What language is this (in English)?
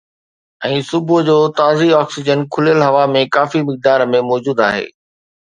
Sindhi